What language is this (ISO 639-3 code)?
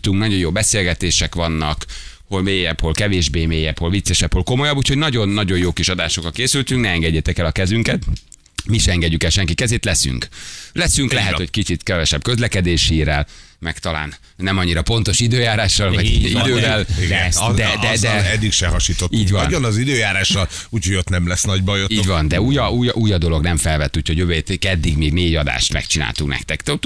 hun